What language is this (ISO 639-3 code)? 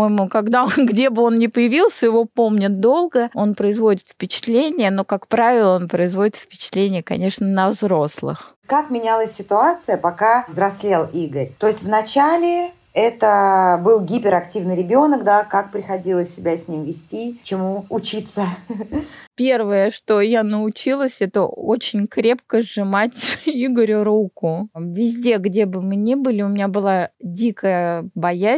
rus